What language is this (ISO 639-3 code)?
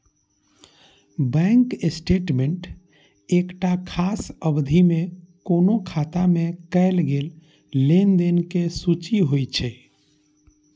mai